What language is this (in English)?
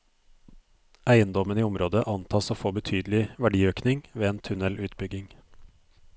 Norwegian